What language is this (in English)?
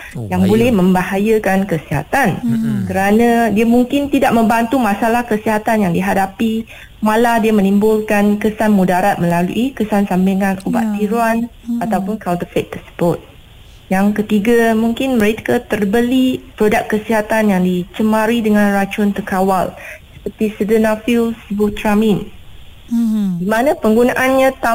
Malay